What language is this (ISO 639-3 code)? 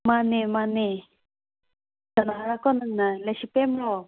mni